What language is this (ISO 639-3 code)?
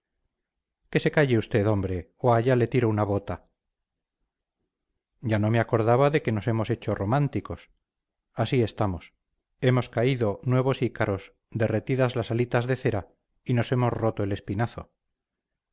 spa